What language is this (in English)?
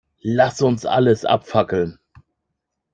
German